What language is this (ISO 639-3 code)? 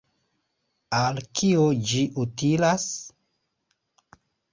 epo